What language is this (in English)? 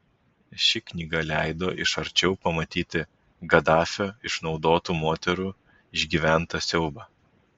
Lithuanian